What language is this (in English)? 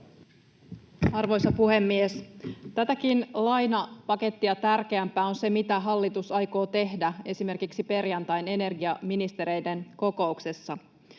Finnish